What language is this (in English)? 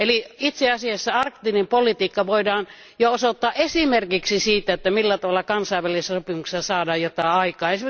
Finnish